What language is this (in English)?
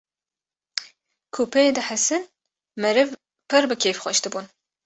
Kurdish